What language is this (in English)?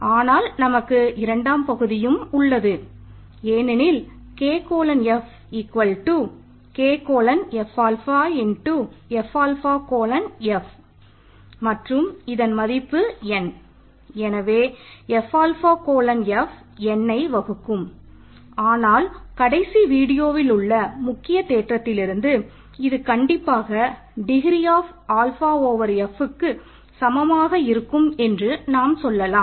Tamil